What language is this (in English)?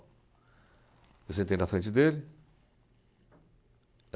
Portuguese